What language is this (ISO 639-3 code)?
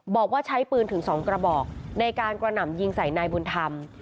tha